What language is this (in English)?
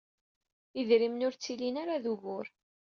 Kabyle